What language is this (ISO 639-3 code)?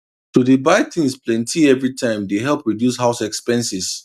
pcm